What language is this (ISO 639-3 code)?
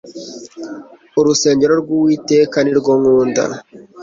kin